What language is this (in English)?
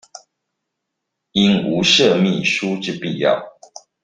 Chinese